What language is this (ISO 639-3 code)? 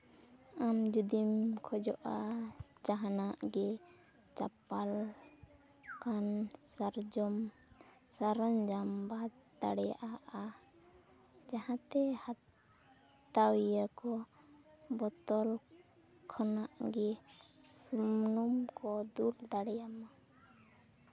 sat